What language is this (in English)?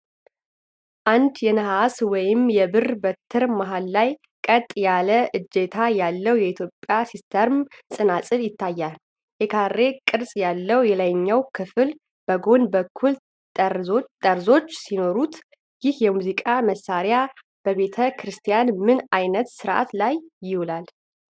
Amharic